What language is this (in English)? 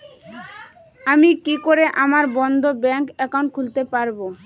Bangla